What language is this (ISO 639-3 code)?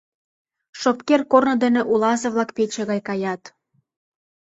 chm